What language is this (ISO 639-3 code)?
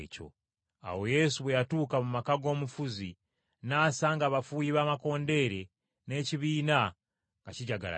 lug